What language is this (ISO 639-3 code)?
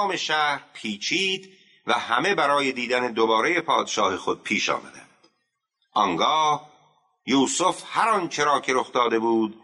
fas